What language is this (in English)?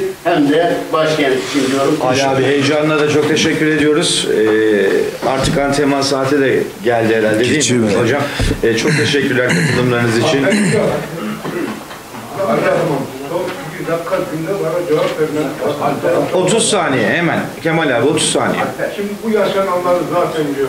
Turkish